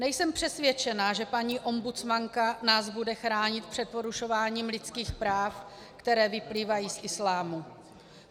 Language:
Czech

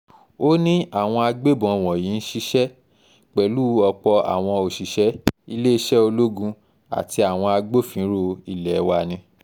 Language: Yoruba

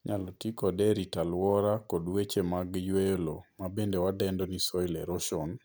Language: Luo (Kenya and Tanzania)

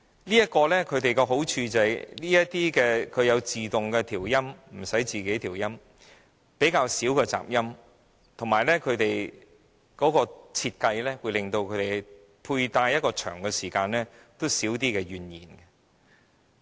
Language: Cantonese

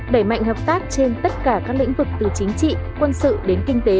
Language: Vietnamese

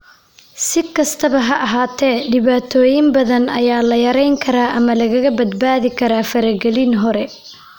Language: Somali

